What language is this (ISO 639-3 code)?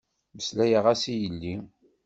kab